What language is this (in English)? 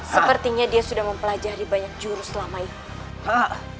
Indonesian